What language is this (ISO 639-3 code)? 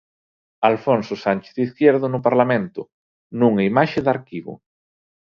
glg